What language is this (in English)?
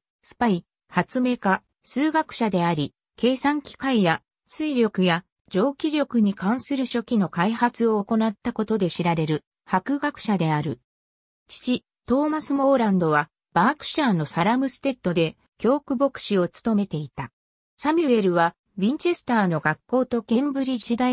Japanese